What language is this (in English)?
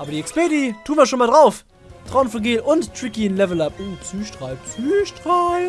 German